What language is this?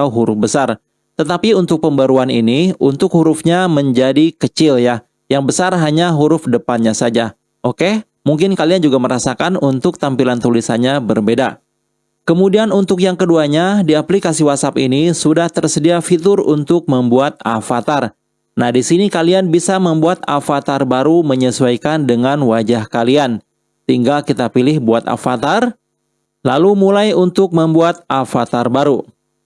Indonesian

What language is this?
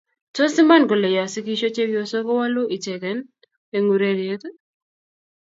Kalenjin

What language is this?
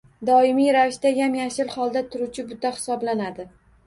Uzbek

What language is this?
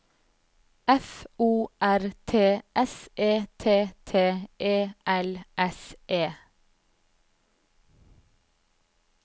Norwegian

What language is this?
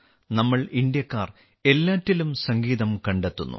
Malayalam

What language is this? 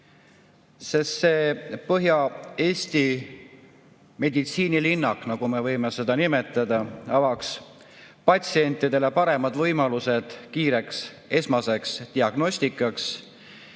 Estonian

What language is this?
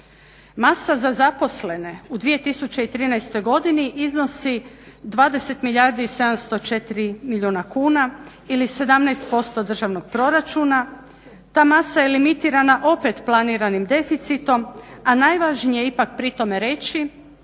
Croatian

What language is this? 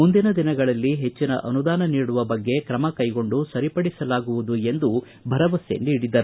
Kannada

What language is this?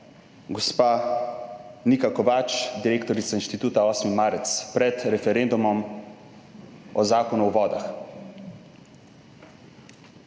Slovenian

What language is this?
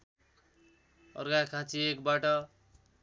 Nepali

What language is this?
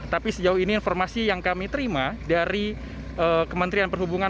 Indonesian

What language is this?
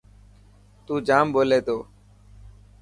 Dhatki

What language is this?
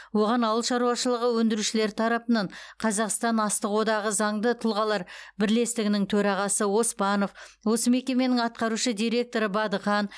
Kazakh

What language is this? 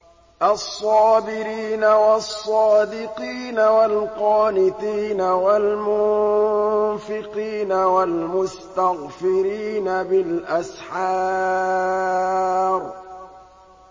Arabic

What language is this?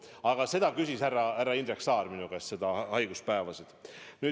Estonian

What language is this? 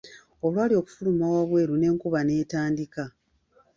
Ganda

